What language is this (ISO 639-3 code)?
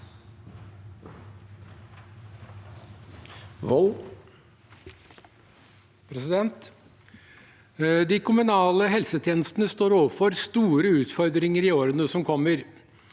nor